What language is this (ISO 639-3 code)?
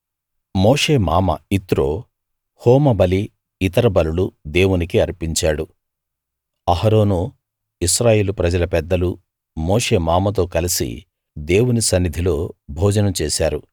tel